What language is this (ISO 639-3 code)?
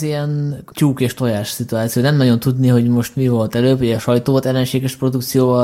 hun